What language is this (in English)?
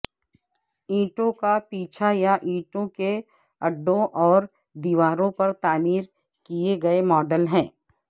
Urdu